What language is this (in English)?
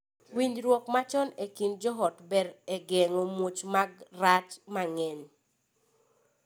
Luo (Kenya and Tanzania)